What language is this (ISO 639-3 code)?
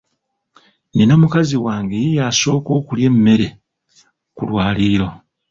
lug